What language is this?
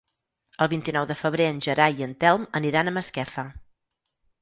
Catalan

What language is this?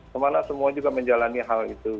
Indonesian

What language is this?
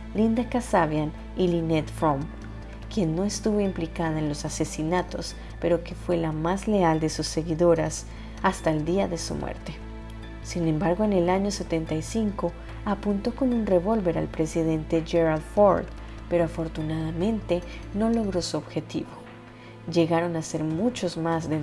Spanish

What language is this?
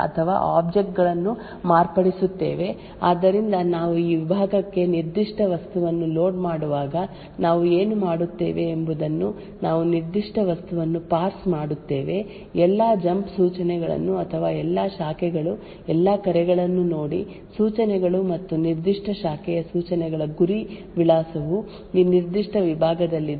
Kannada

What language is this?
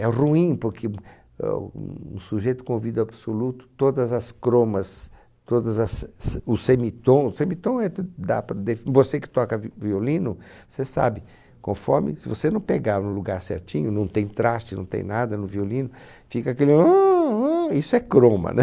Portuguese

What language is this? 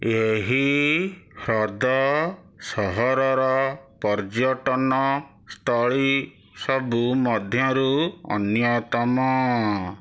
Odia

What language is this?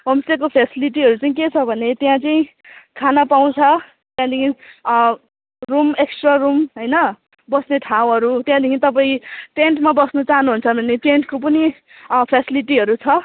Nepali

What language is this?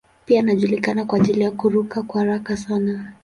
Swahili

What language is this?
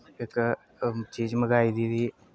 Dogri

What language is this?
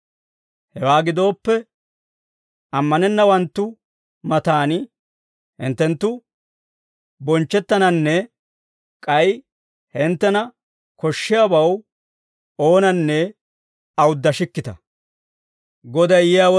Dawro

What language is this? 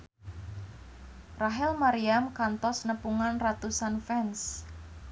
Sundanese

